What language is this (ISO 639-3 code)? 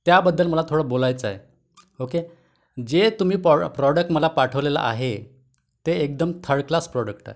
mar